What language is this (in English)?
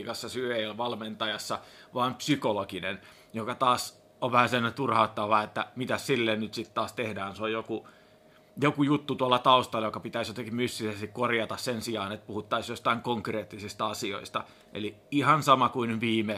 Finnish